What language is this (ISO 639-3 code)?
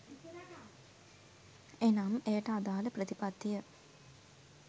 sin